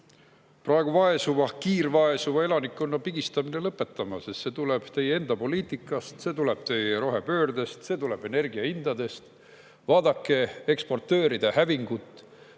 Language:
Estonian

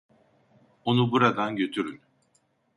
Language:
Turkish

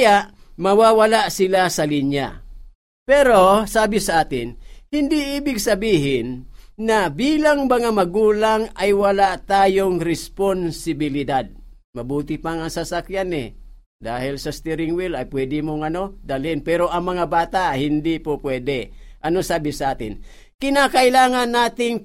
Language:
Filipino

